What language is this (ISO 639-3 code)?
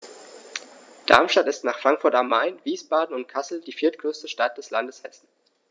deu